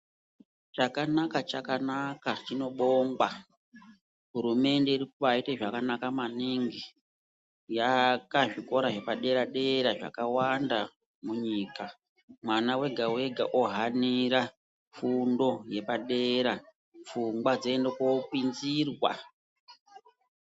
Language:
Ndau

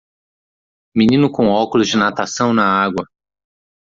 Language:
Portuguese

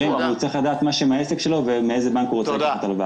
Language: Hebrew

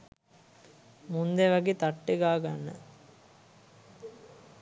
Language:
Sinhala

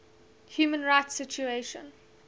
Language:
English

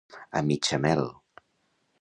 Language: Catalan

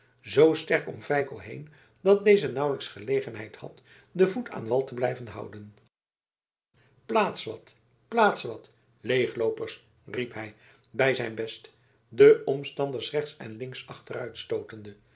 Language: Dutch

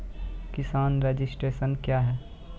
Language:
Maithili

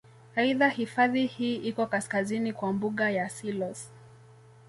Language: Swahili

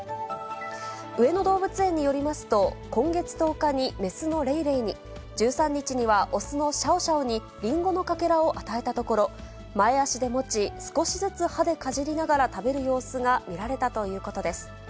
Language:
Japanese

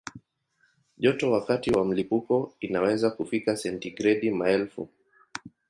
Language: Swahili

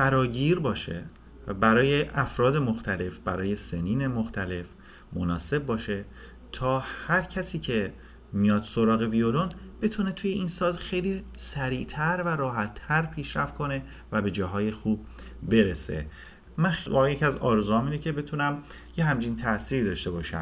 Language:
Persian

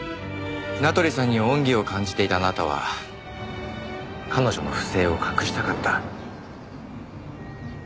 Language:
Japanese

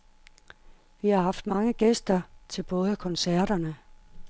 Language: Danish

